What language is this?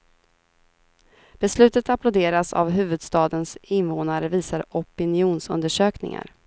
Swedish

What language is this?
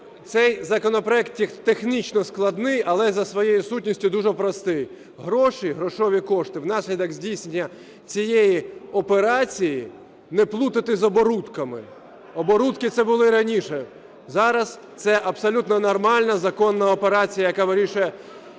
Ukrainian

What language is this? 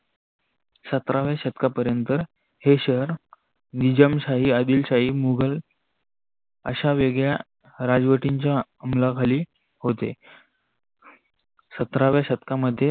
Marathi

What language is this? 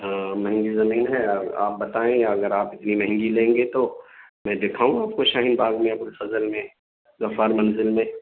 Urdu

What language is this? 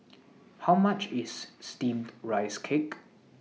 English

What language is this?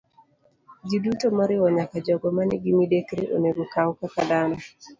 Luo (Kenya and Tanzania)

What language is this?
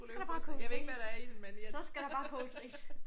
Danish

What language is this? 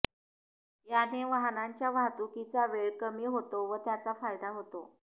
Marathi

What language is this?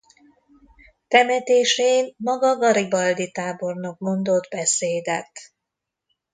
Hungarian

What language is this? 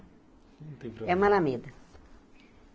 Portuguese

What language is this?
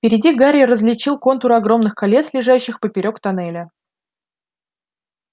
Russian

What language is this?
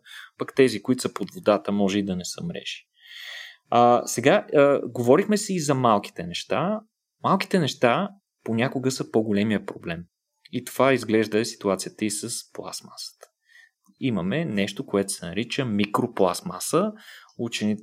Bulgarian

